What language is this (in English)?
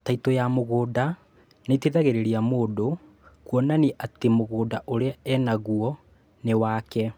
Kikuyu